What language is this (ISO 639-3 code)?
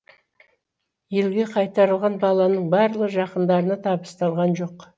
kaz